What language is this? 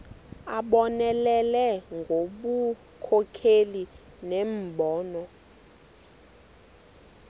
Xhosa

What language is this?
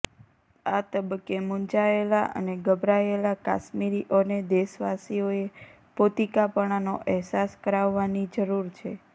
Gujarati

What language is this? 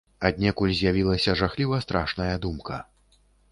Belarusian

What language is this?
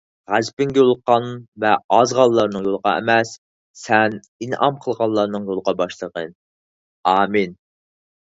Uyghur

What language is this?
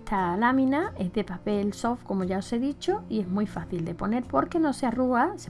Spanish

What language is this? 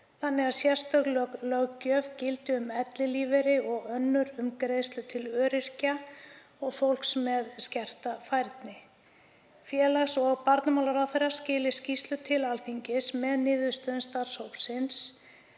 Icelandic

